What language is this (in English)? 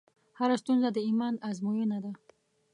Pashto